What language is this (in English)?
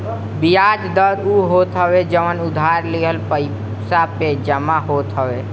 Bhojpuri